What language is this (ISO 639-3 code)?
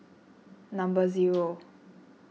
eng